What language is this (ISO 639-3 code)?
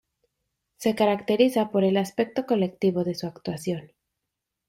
spa